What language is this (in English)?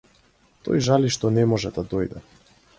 Macedonian